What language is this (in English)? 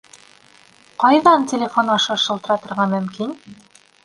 Bashkir